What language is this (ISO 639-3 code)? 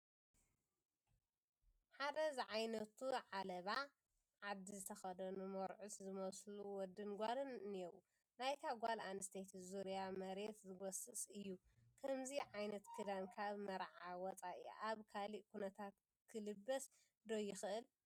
tir